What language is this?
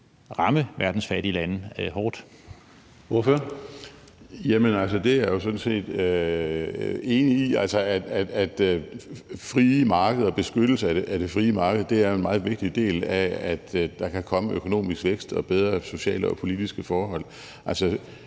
Danish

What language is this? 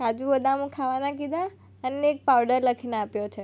Gujarati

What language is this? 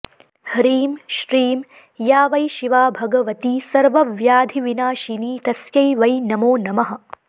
Sanskrit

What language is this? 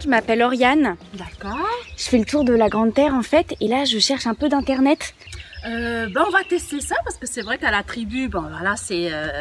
French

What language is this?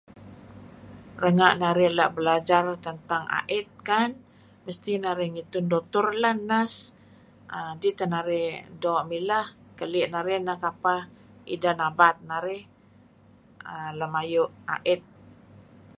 Kelabit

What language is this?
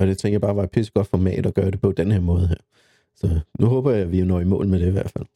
Danish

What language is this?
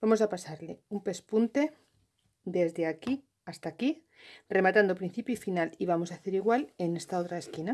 Spanish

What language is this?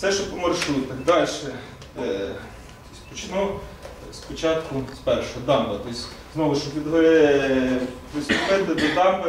Ukrainian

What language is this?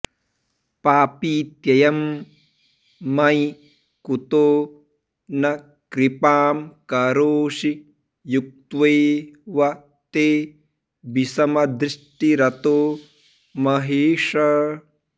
Sanskrit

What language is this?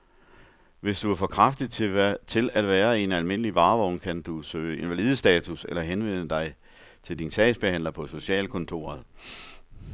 Danish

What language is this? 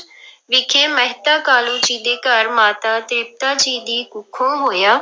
Punjabi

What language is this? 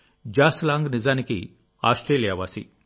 Telugu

